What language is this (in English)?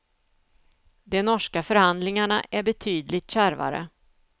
Swedish